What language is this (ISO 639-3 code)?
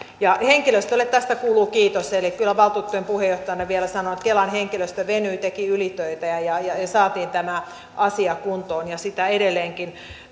fin